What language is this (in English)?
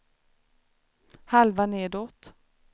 Swedish